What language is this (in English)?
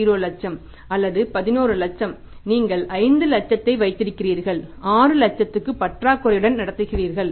Tamil